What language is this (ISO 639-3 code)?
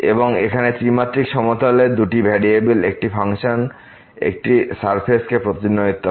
ben